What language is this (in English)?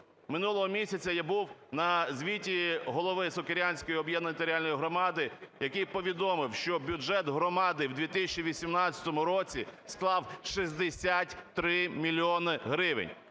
Ukrainian